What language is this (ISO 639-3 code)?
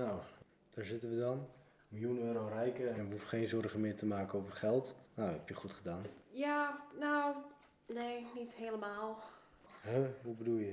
nld